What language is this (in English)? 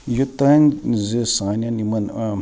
Kashmiri